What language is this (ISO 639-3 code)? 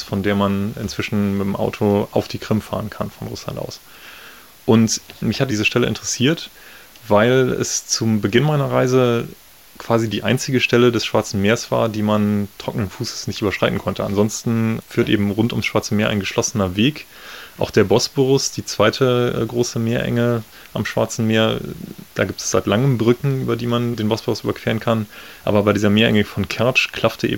deu